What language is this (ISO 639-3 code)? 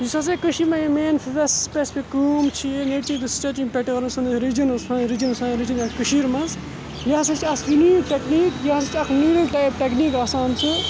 kas